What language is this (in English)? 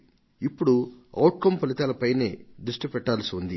Telugu